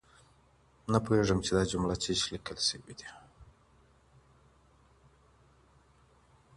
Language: Pashto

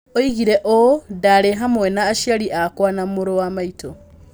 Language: Kikuyu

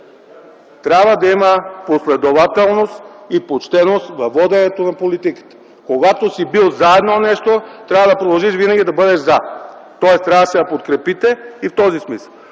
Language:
Bulgarian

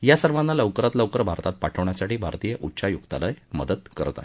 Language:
Marathi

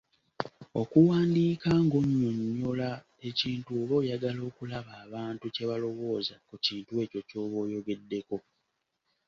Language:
Ganda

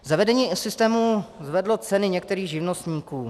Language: Czech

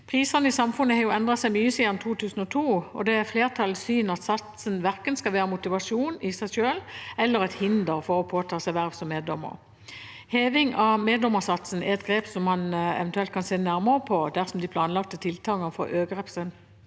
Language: Norwegian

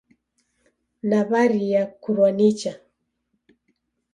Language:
Taita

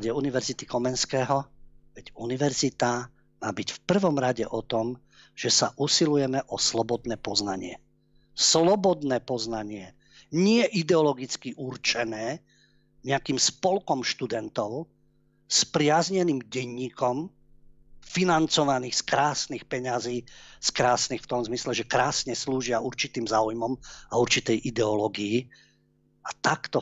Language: Slovak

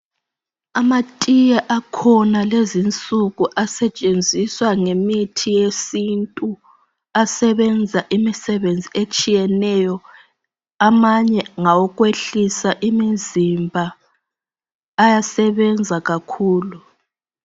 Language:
North Ndebele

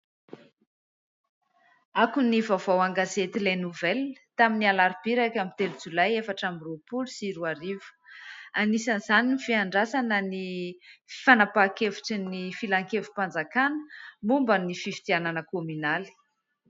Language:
Malagasy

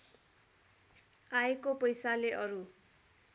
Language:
Nepali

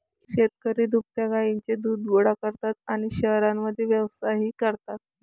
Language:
Marathi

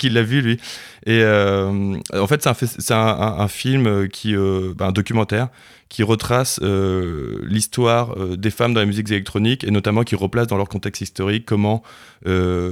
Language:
French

